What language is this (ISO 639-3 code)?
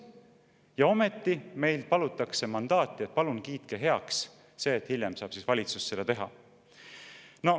est